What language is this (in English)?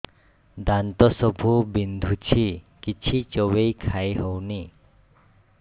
Odia